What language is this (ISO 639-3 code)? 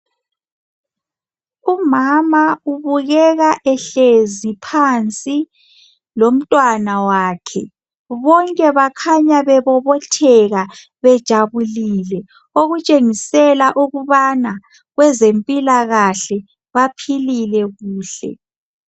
nde